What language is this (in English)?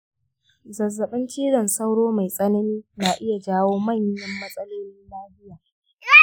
Hausa